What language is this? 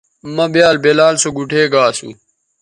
Bateri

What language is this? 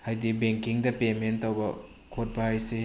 Manipuri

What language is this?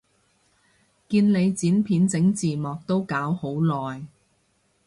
Cantonese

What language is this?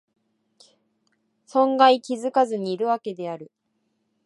Japanese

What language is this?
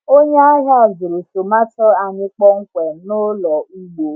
Igbo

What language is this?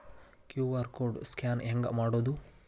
Kannada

